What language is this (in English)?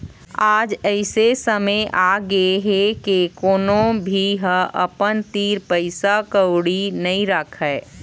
Chhattisgarhi